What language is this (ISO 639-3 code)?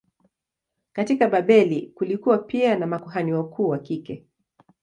swa